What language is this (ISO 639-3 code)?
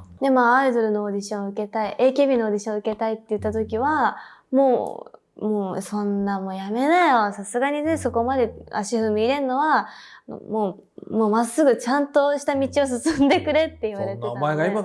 jpn